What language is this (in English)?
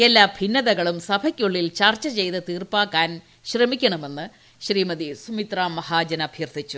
Malayalam